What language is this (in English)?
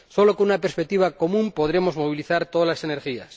Spanish